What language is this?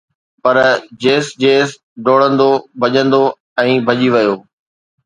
Sindhi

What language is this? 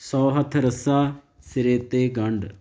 Punjabi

